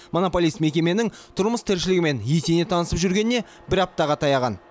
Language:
Kazakh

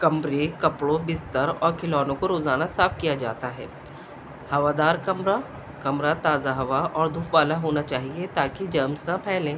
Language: Urdu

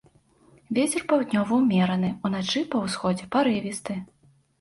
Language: Belarusian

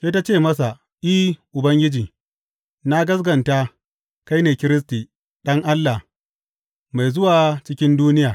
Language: Hausa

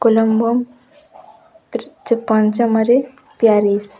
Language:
Odia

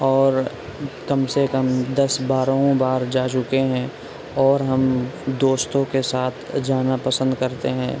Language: Urdu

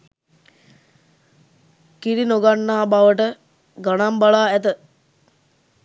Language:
Sinhala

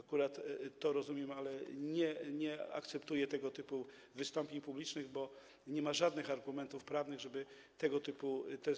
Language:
Polish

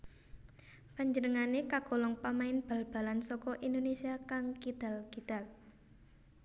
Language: Javanese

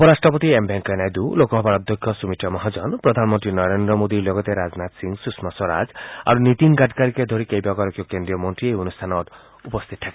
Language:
Assamese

